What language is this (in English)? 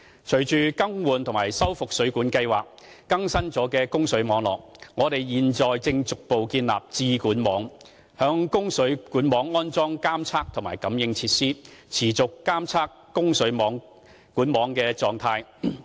Cantonese